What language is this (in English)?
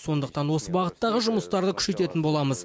Kazakh